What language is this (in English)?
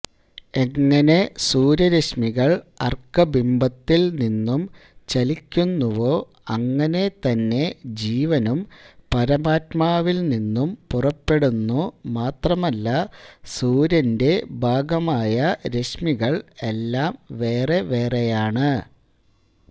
Malayalam